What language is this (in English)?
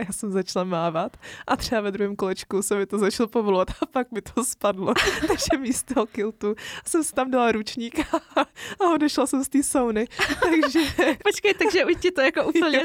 Czech